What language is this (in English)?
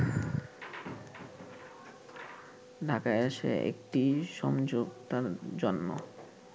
Bangla